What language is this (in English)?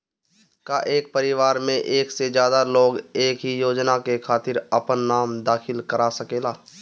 Bhojpuri